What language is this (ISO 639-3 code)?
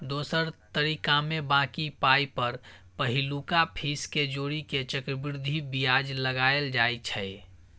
mai